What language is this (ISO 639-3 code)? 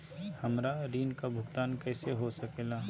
mag